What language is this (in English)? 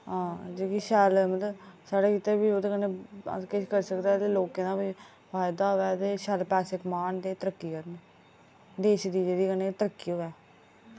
Dogri